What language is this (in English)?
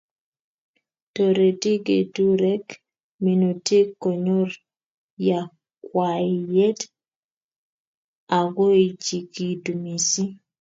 Kalenjin